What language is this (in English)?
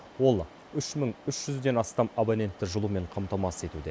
Kazakh